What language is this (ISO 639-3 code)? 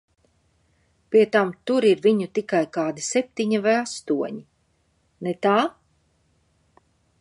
lav